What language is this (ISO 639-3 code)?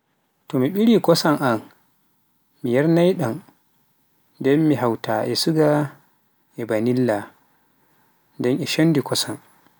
fuf